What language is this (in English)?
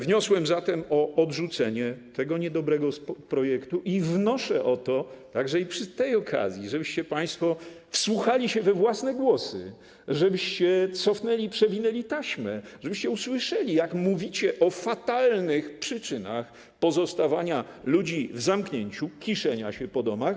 Polish